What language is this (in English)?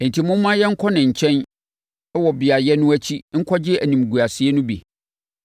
Akan